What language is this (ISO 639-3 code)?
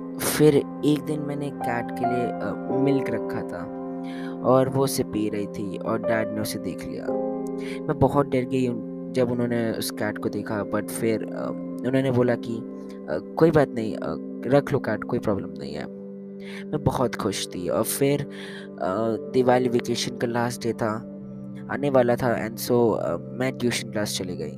hin